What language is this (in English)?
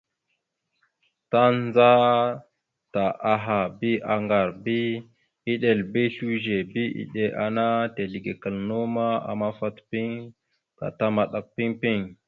Mada (Cameroon)